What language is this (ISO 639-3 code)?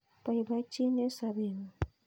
kln